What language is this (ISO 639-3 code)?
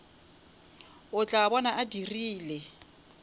nso